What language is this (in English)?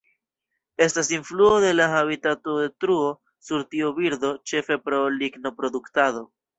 Esperanto